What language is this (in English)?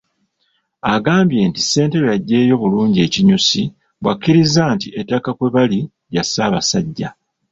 Ganda